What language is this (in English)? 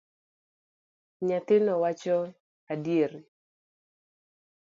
Luo (Kenya and Tanzania)